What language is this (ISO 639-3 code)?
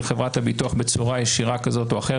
heb